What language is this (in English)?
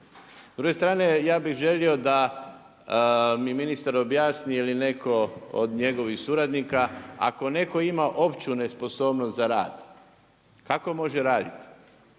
Croatian